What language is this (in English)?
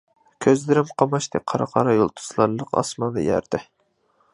Uyghur